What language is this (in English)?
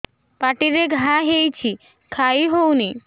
Odia